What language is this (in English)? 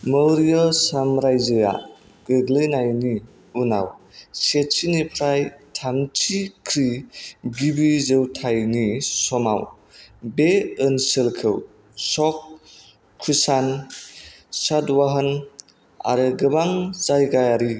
Bodo